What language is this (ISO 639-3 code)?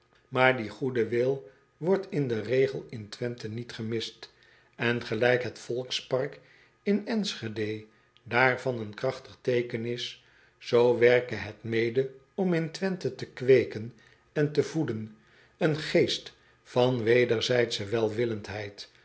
nld